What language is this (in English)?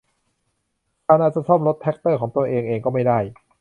Thai